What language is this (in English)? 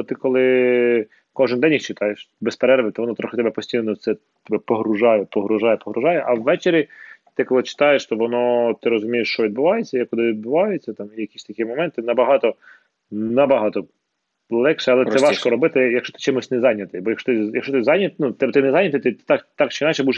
Ukrainian